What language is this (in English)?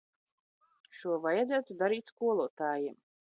Latvian